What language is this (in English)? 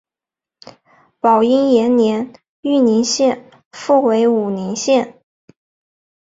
Chinese